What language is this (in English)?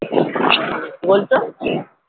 Bangla